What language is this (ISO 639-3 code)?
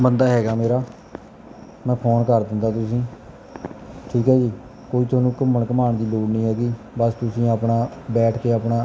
pan